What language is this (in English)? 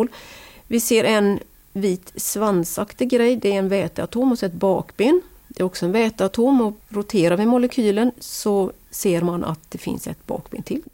Swedish